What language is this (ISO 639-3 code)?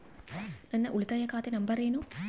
kan